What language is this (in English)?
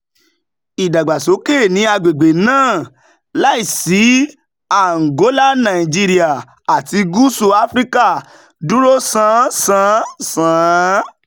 Yoruba